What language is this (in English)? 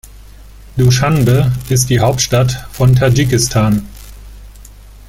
German